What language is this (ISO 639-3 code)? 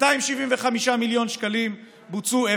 heb